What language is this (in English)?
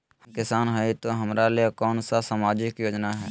Magahi